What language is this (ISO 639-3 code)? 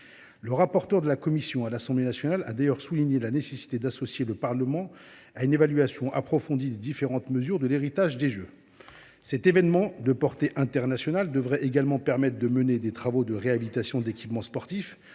fra